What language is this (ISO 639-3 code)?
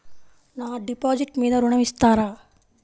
tel